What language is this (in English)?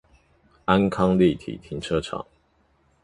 Chinese